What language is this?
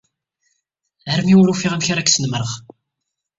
Kabyle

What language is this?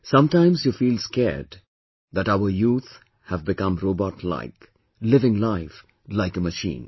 English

